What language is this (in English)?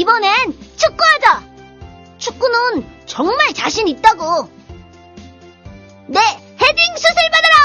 Korean